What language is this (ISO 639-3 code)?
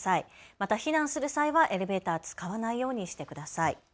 jpn